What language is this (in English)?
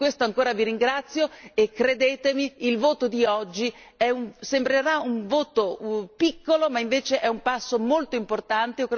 Italian